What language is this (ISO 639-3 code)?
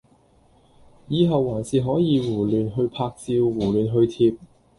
yue